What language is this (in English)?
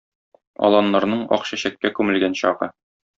Tatar